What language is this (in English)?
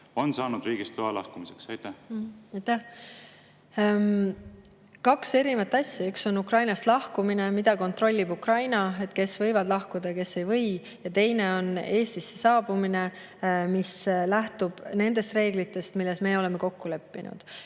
Estonian